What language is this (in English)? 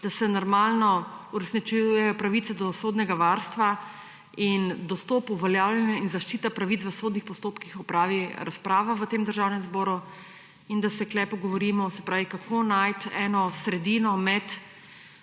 Slovenian